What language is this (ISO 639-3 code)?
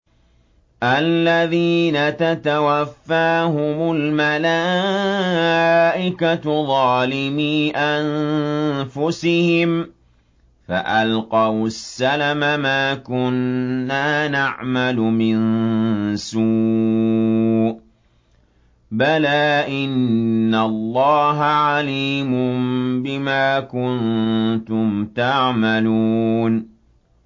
ara